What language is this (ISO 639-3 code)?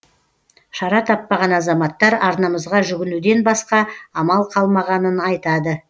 kaz